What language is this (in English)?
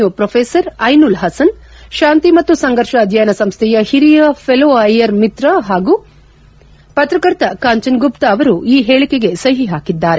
Kannada